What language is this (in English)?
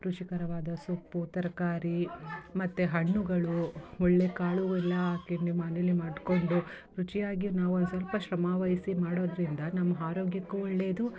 Kannada